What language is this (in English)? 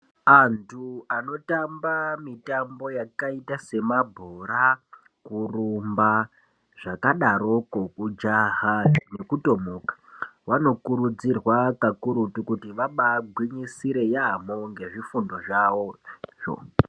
Ndau